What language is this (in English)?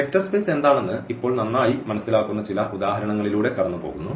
Malayalam